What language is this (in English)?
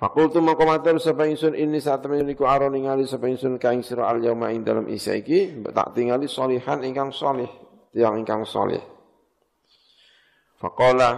Indonesian